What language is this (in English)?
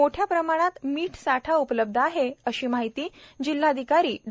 Marathi